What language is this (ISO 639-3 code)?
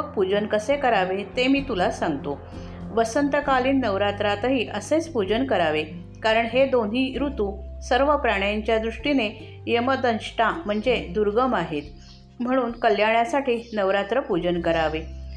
mar